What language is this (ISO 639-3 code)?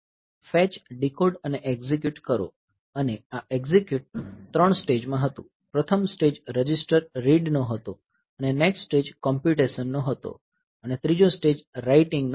guj